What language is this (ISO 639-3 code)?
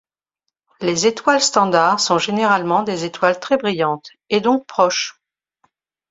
fra